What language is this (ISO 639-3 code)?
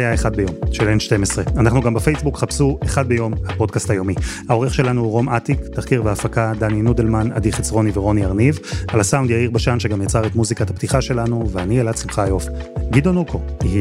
heb